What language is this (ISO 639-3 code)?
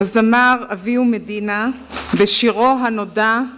heb